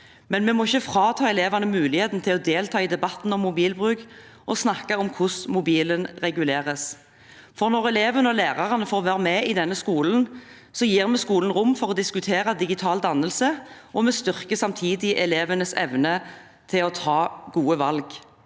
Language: Norwegian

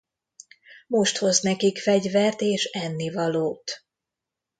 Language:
Hungarian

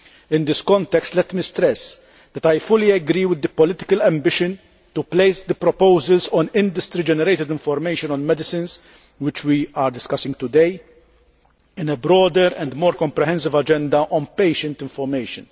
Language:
English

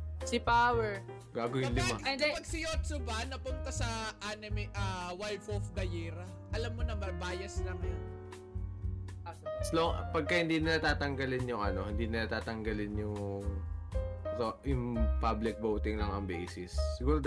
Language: Filipino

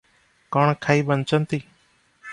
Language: Odia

